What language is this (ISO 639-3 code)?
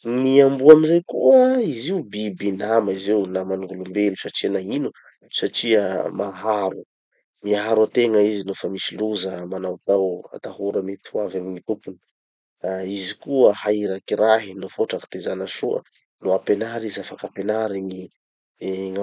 txy